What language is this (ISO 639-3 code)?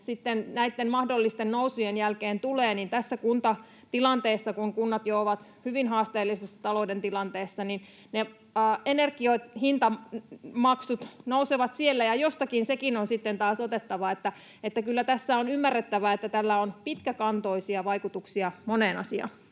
fin